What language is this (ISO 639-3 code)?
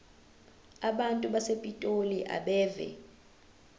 zul